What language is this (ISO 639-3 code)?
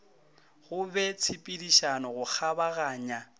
nso